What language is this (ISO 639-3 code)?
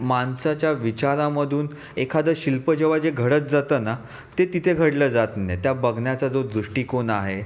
mar